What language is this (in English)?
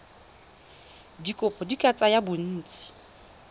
Tswana